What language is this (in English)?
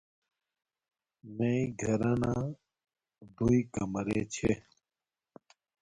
Domaaki